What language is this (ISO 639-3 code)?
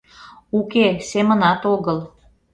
chm